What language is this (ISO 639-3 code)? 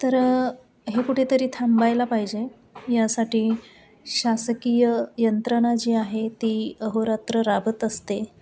mar